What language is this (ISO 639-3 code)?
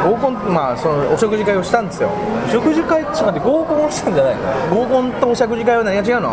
jpn